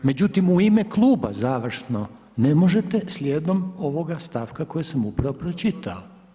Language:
Croatian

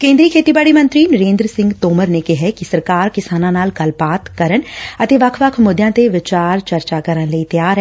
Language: Punjabi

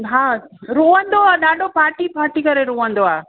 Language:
Sindhi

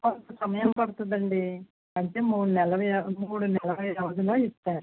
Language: Telugu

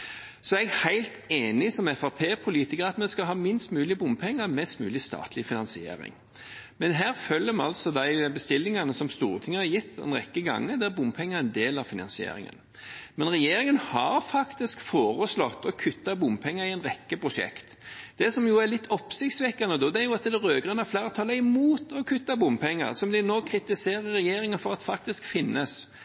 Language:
Norwegian Bokmål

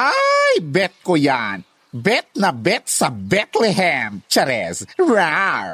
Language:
Filipino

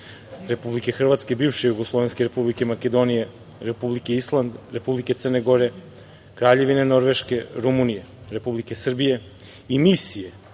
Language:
Serbian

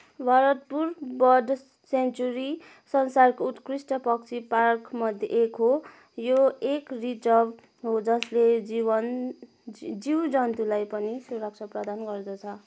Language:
Nepali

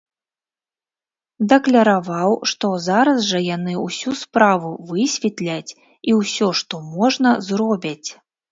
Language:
Belarusian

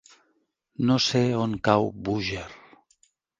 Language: Catalan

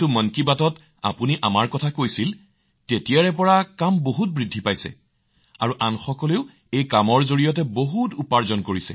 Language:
Assamese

